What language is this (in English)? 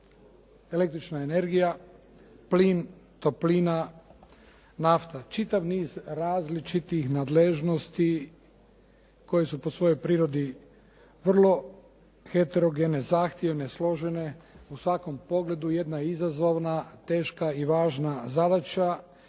Croatian